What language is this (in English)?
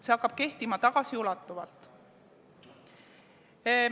Estonian